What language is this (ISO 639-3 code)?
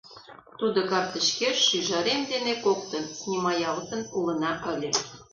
chm